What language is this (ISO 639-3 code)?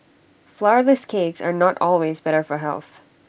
eng